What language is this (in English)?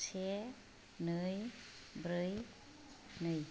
Bodo